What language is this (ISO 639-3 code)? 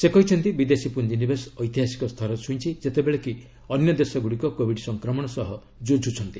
ori